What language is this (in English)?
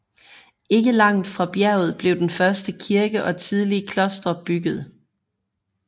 Danish